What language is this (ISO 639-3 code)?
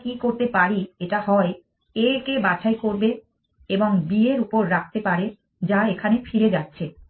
ben